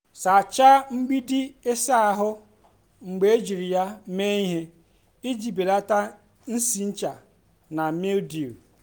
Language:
Igbo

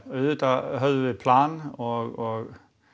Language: Icelandic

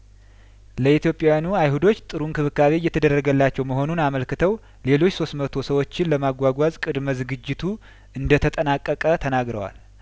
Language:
Amharic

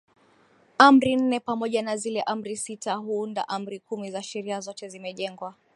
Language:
Swahili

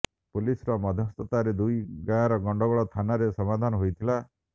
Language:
Odia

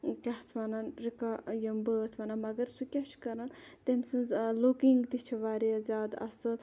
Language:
Kashmiri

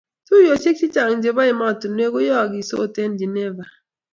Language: Kalenjin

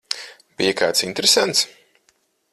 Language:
Latvian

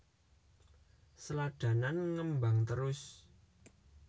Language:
Javanese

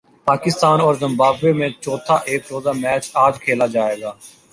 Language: Urdu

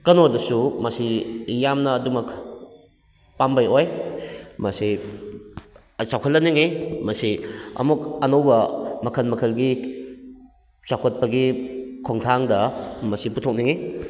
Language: Manipuri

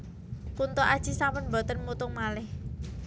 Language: Javanese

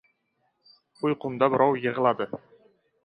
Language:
Uzbek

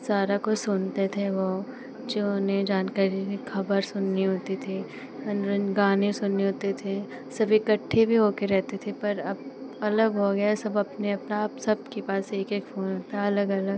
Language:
Hindi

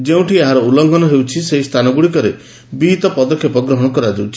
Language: Odia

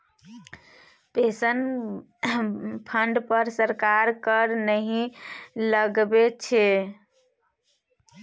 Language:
Maithili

